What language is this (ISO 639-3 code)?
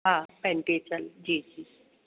snd